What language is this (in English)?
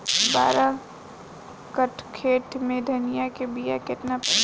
Bhojpuri